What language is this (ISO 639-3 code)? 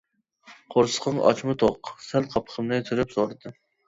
uig